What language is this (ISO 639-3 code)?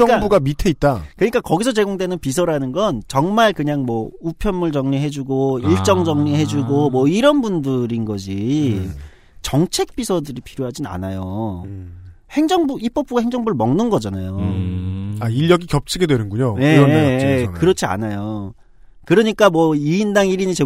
kor